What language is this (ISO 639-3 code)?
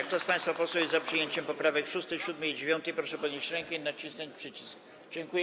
pol